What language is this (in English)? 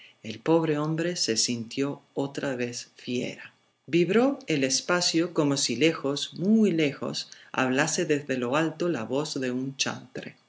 Spanish